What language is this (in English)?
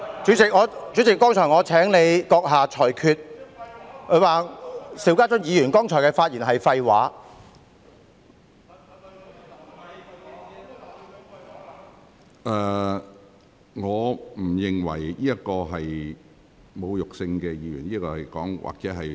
Cantonese